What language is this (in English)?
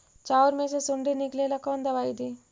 Magahi